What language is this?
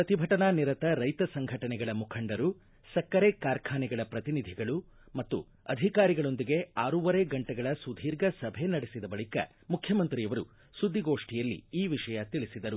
Kannada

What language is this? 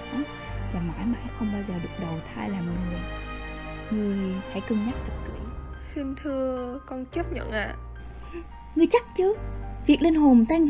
Vietnamese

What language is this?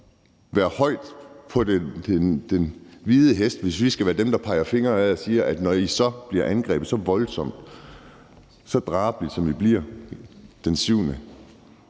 Danish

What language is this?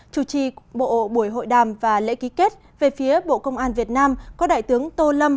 Vietnamese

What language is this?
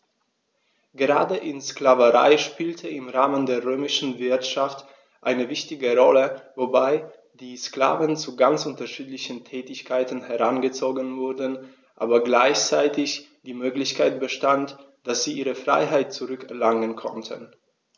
German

